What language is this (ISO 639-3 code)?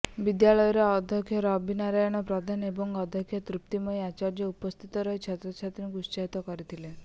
ori